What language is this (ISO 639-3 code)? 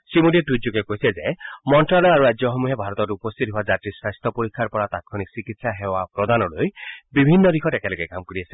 asm